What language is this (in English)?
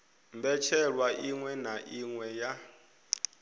Venda